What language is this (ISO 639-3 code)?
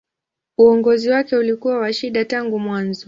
swa